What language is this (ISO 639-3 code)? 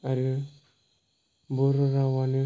brx